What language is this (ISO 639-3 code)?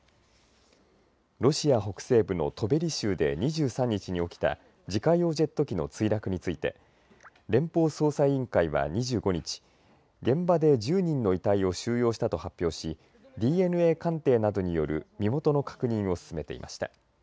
jpn